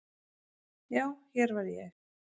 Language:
Icelandic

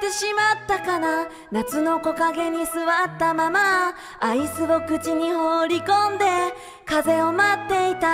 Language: Japanese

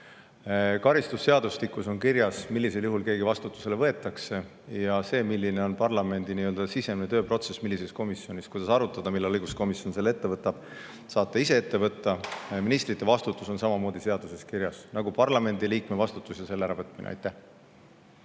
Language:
Estonian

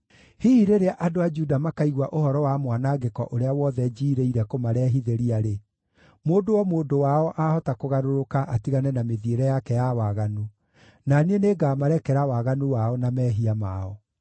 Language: Kikuyu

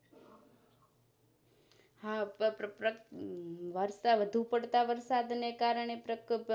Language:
Gujarati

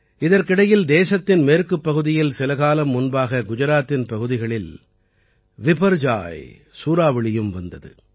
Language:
Tamil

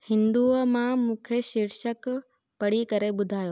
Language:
Sindhi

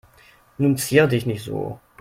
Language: German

